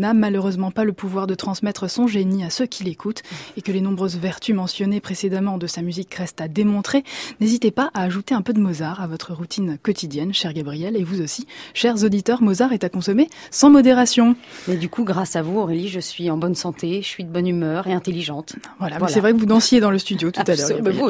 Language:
French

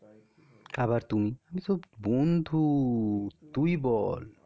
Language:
Bangla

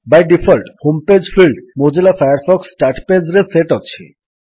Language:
Odia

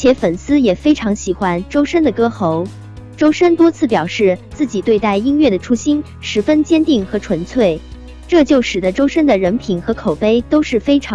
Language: Chinese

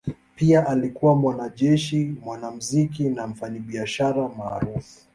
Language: Swahili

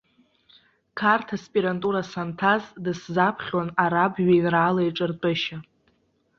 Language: Abkhazian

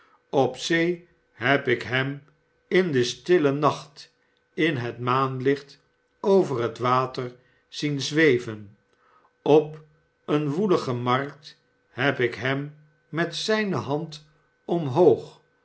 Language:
Dutch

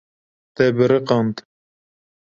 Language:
Kurdish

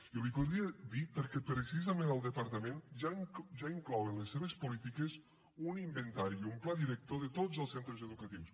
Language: Catalan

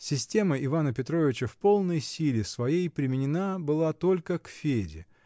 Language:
Russian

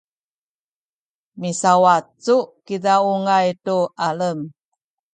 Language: Sakizaya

